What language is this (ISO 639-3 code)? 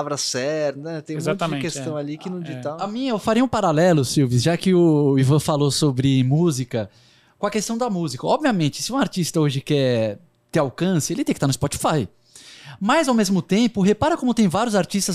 por